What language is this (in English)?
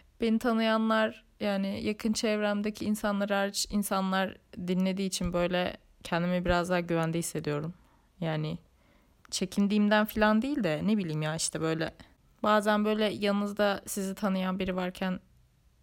Turkish